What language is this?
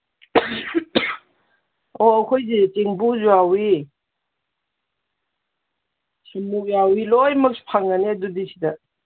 Manipuri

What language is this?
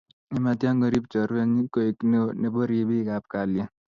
Kalenjin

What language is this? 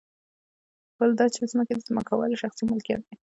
Pashto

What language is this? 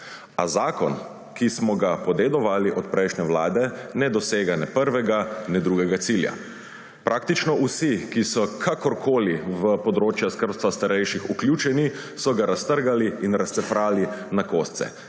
Slovenian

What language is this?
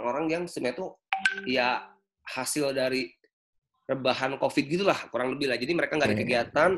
Indonesian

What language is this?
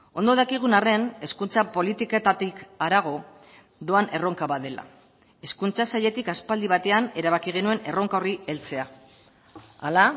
Basque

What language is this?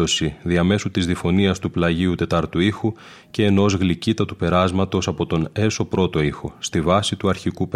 Greek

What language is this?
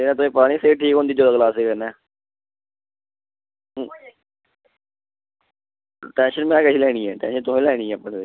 Dogri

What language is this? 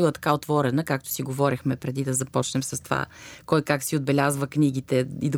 Bulgarian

